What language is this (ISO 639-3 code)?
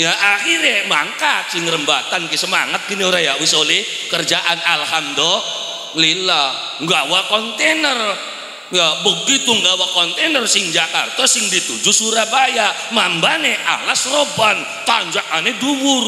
ind